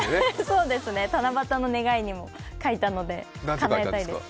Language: Japanese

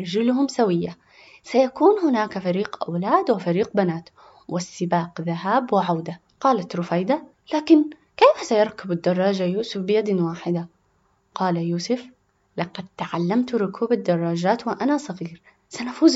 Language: Arabic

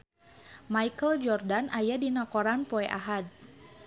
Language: Sundanese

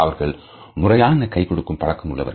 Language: Tamil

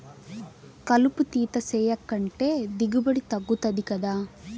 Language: Telugu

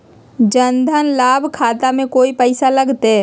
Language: Magahi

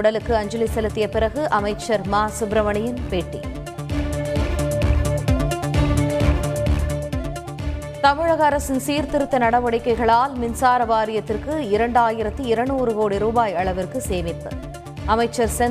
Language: Tamil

